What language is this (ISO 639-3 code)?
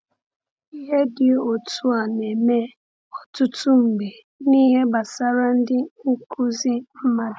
ibo